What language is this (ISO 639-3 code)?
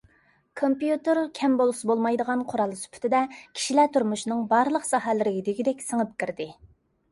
uig